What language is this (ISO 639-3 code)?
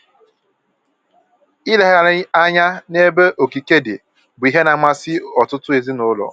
ibo